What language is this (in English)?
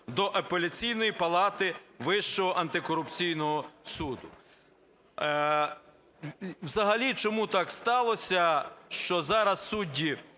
Ukrainian